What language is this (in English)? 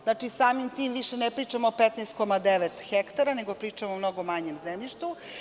Serbian